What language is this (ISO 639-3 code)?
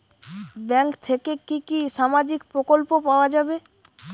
ben